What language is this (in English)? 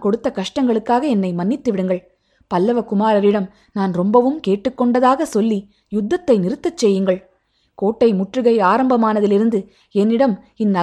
Tamil